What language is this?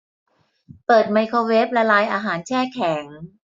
Thai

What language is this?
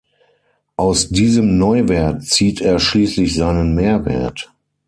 German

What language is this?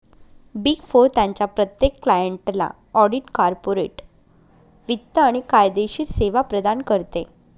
Marathi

